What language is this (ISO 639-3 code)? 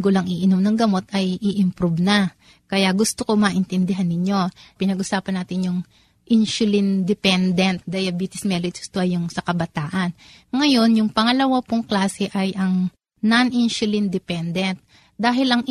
fil